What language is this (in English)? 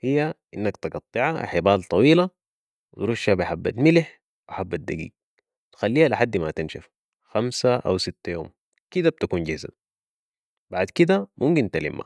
Sudanese Arabic